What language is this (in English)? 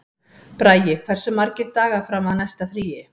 Icelandic